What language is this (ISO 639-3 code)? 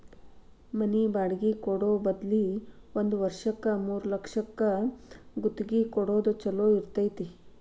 kan